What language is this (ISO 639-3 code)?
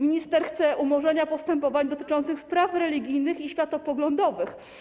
pol